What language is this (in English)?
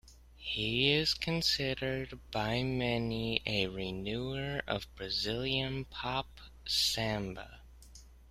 English